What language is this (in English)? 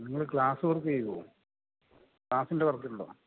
Malayalam